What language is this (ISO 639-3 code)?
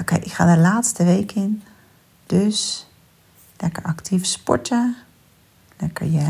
nld